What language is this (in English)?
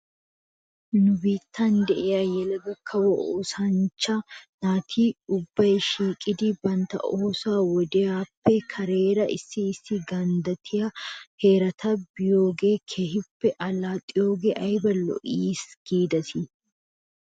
Wolaytta